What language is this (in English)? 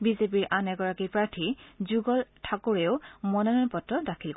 Assamese